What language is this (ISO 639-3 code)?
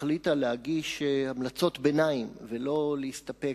heb